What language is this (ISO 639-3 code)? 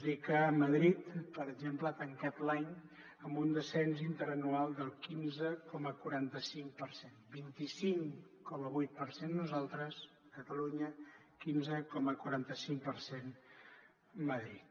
cat